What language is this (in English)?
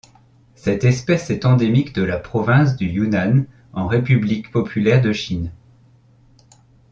French